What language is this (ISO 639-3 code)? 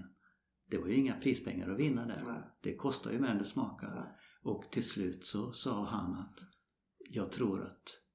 swe